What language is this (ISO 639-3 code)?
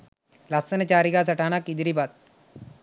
sin